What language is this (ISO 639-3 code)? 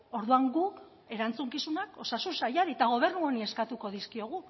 eus